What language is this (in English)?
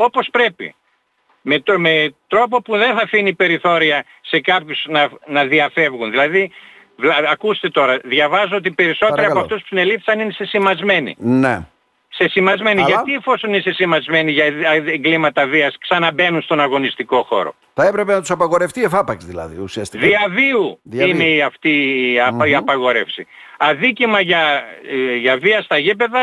Greek